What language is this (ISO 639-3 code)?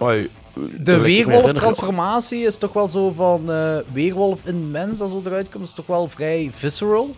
nld